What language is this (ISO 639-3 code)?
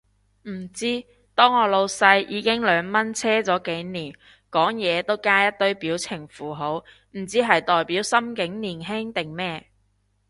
yue